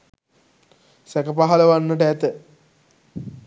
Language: Sinhala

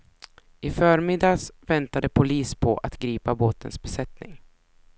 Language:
Swedish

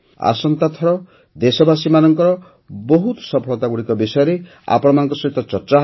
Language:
Odia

